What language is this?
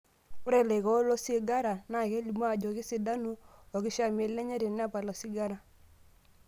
Masai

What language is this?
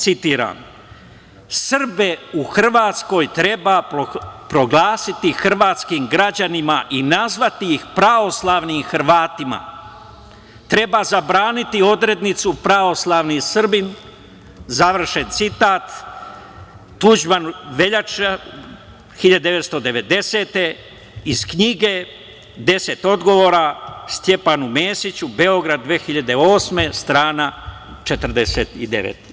Serbian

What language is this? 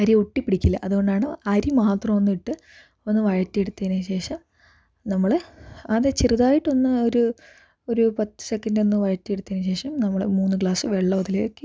Malayalam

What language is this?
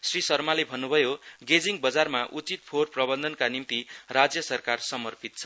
Nepali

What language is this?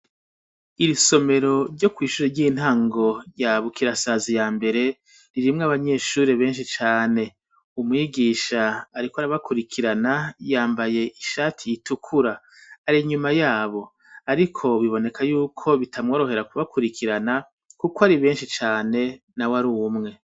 Rundi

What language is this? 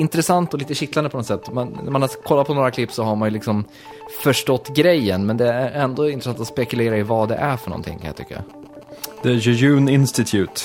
Swedish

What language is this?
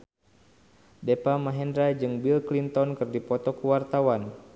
Sundanese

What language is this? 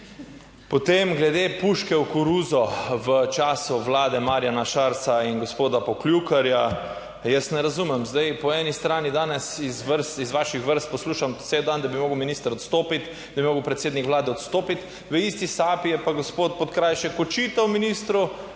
Slovenian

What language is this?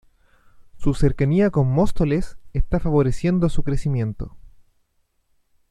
Spanish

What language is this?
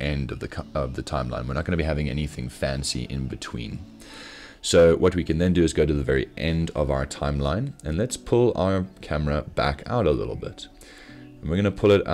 English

